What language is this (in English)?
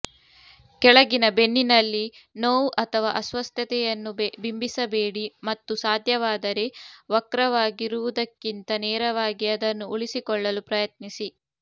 Kannada